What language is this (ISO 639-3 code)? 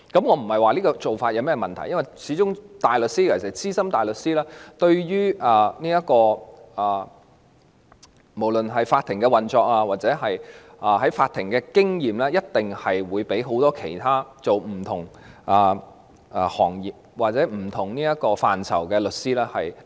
yue